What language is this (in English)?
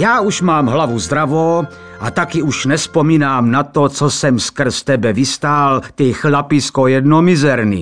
Czech